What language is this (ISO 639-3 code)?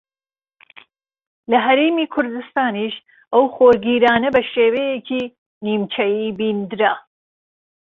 ckb